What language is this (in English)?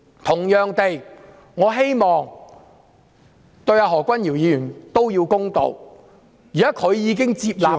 Cantonese